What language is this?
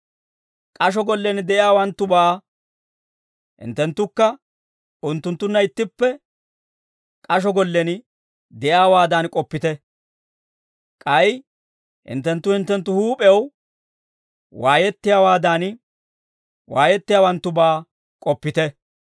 Dawro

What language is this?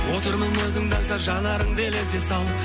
Kazakh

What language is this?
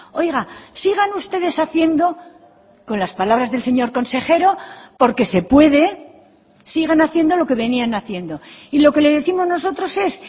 Spanish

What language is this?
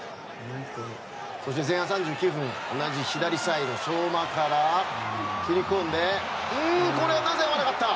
Japanese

